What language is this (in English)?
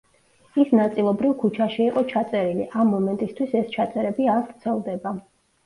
Georgian